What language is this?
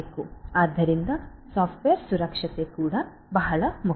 Kannada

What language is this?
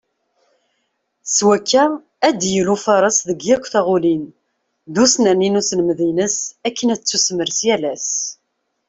Kabyle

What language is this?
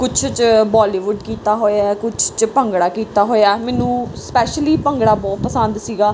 Punjabi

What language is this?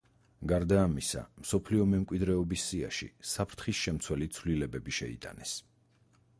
Georgian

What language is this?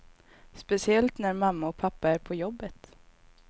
Swedish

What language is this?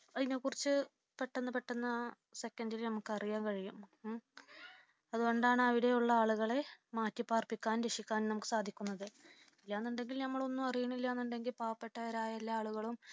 Malayalam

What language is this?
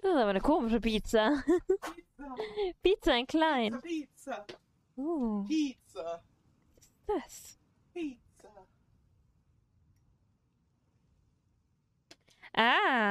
German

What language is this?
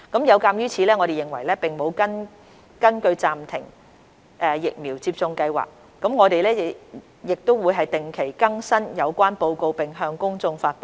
Cantonese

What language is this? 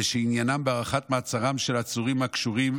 Hebrew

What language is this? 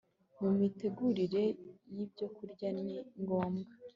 Kinyarwanda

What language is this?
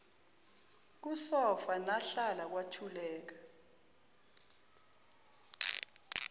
Zulu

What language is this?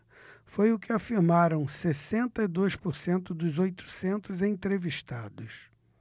Portuguese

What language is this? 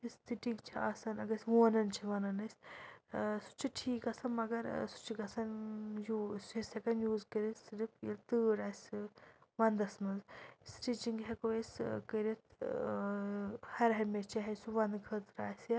Kashmiri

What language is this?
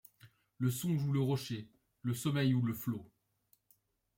French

